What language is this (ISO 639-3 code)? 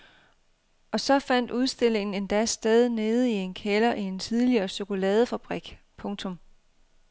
dan